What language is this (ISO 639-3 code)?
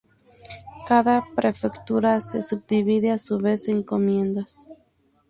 spa